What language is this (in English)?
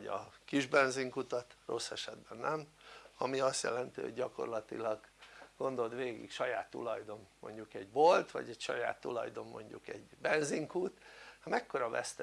Hungarian